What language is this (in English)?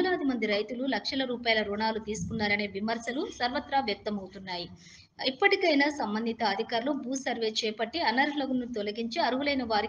Telugu